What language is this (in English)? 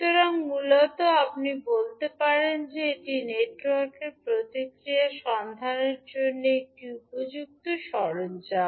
Bangla